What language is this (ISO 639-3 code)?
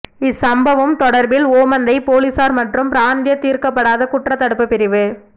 tam